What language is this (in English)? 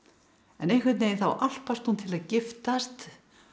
Icelandic